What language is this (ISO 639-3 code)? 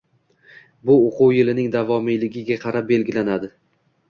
uzb